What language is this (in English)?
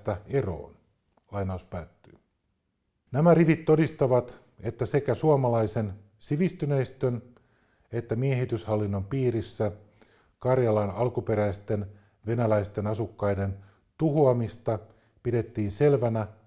Finnish